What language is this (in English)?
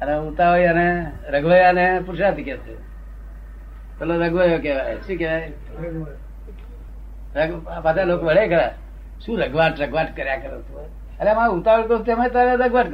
Gujarati